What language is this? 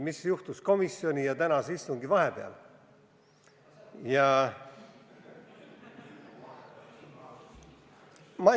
Estonian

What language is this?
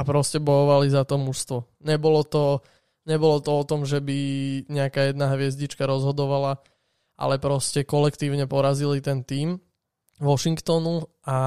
Slovak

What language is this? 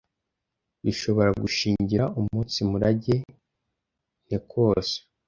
Kinyarwanda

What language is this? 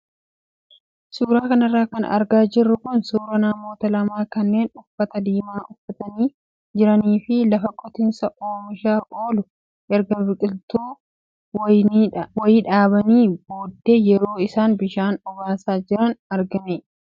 Oromo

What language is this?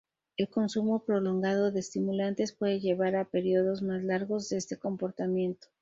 Spanish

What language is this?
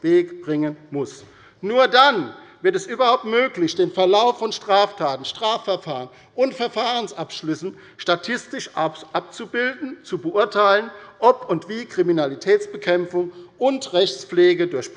German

